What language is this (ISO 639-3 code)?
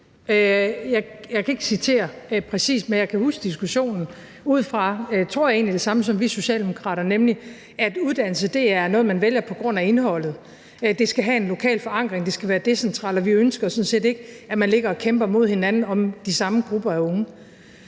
dan